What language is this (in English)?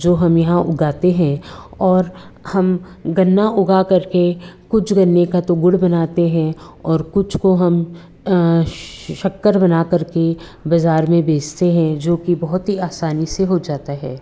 Hindi